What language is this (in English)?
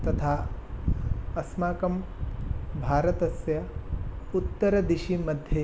Sanskrit